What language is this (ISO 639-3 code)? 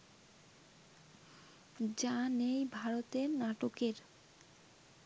ben